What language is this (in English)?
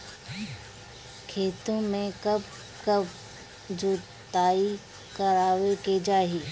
Bhojpuri